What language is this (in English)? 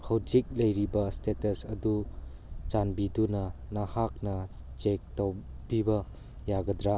Manipuri